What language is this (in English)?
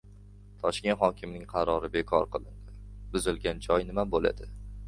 Uzbek